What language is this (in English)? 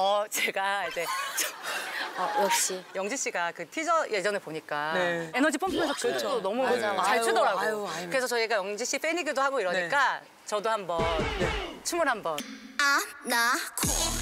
Korean